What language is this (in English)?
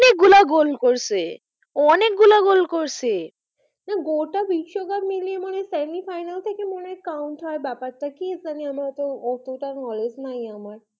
Bangla